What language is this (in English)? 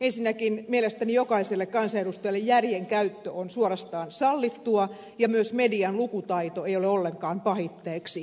Finnish